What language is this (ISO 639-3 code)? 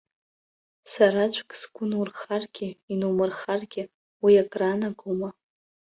abk